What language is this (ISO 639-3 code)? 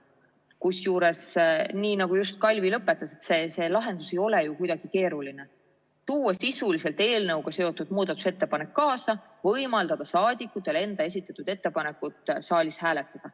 est